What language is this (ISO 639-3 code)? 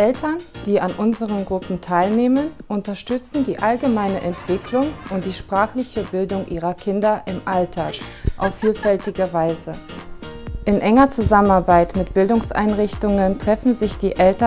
deu